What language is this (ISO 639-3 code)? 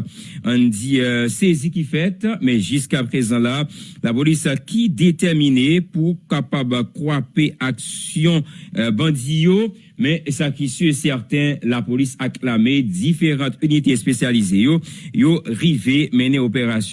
fra